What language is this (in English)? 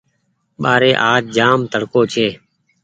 Goaria